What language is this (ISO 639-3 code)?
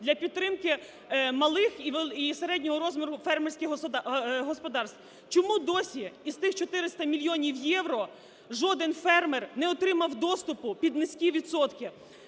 ukr